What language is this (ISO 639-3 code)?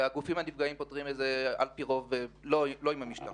heb